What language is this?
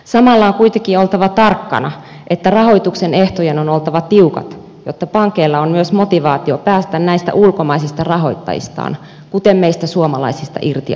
Finnish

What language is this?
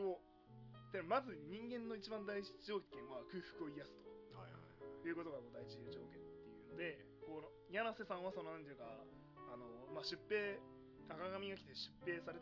Japanese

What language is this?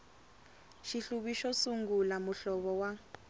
Tsonga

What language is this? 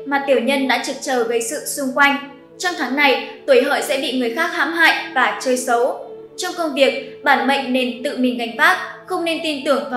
Vietnamese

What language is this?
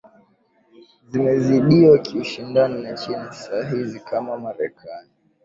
Swahili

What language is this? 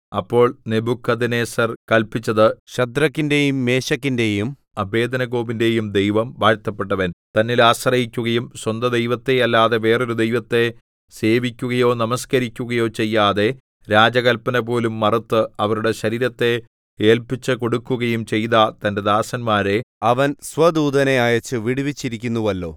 Malayalam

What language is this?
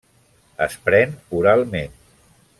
Catalan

